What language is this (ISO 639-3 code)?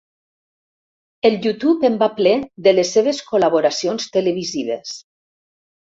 cat